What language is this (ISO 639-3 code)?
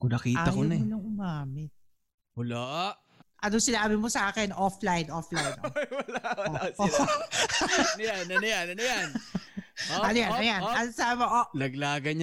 fil